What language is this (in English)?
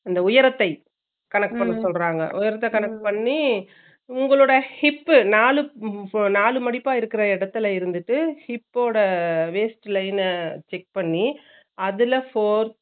Tamil